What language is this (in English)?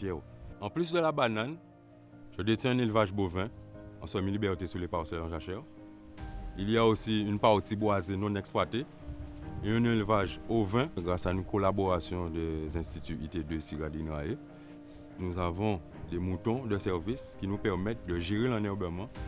French